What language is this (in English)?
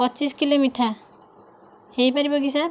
Odia